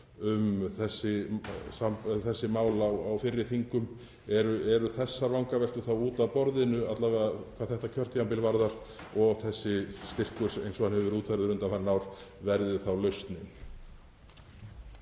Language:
Icelandic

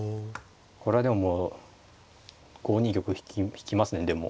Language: Japanese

